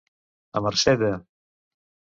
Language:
Catalan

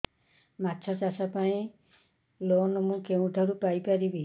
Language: Odia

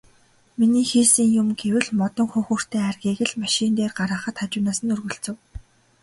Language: Mongolian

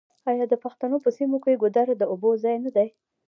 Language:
Pashto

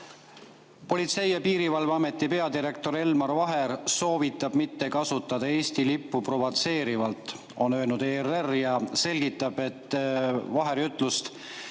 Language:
Estonian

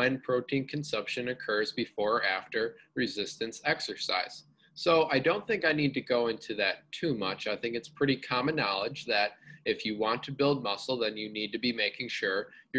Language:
English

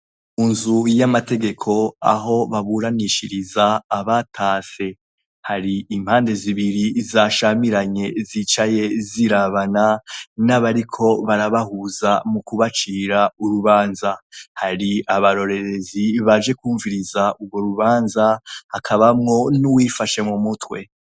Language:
Rundi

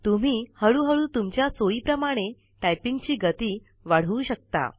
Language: Marathi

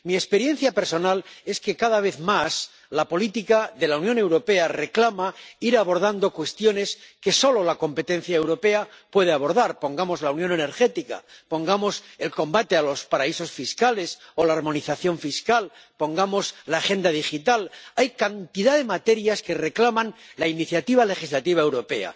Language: Spanish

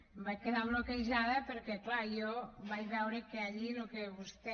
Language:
Catalan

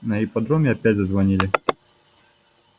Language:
Russian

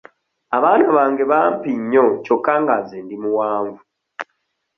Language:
Ganda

